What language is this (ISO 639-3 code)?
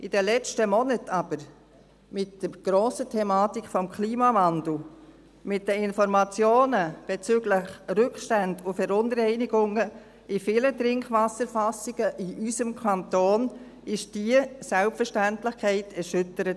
gsw